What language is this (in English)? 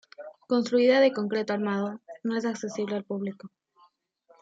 Spanish